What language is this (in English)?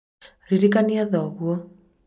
Kikuyu